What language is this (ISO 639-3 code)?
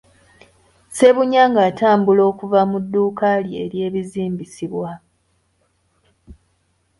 lug